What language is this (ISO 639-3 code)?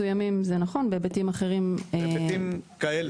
heb